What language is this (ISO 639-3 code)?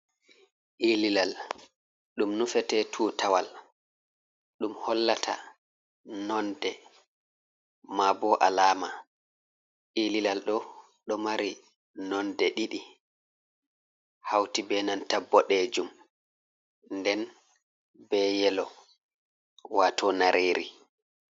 ful